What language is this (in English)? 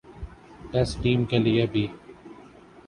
Urdu